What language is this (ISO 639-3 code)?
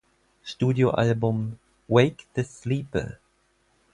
deu